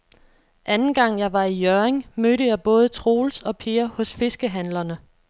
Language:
Danish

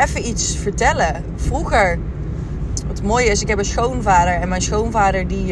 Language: Dutch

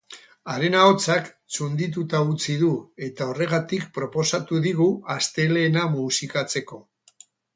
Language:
Basque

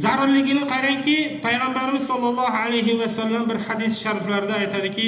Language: Turkish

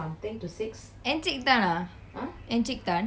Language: English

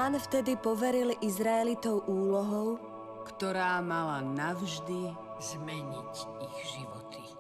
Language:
Slovak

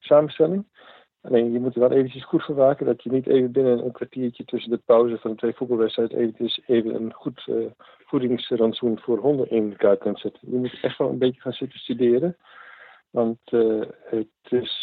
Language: Dutch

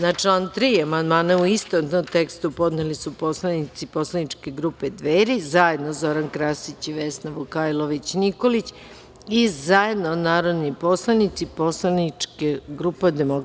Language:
Serbian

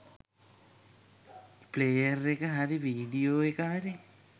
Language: Sinhala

